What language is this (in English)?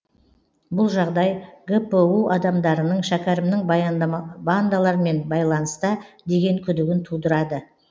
Kazakh